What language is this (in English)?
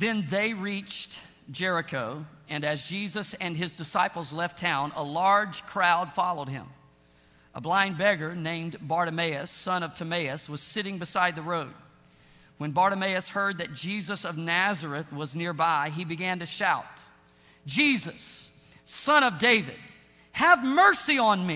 English